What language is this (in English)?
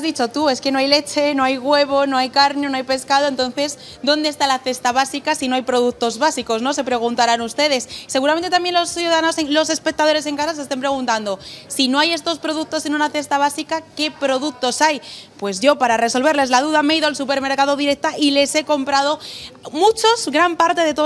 Spanish